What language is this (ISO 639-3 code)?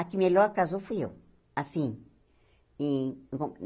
por